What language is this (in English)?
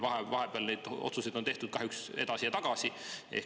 Estonian